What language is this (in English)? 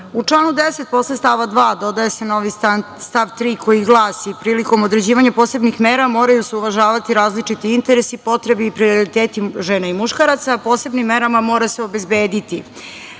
Serbian